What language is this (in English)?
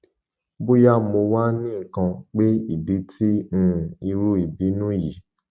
Yoruba